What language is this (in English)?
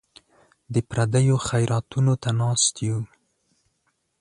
Pashto